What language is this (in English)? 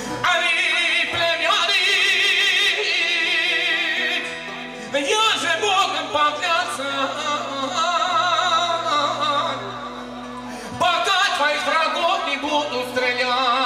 Romanian